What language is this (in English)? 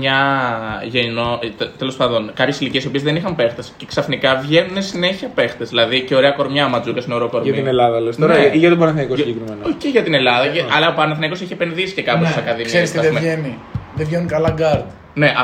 Greek